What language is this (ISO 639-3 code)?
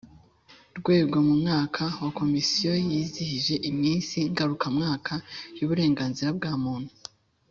kin